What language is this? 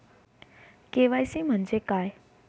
Marathi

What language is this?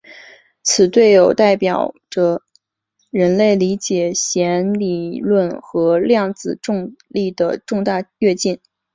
Chinese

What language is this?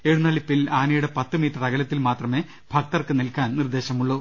Malayalam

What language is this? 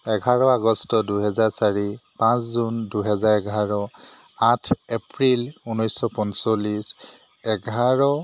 Assamese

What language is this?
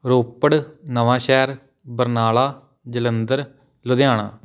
Punjabi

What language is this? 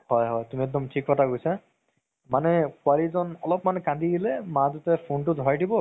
Assamese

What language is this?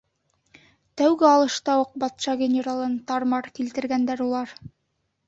Bashkir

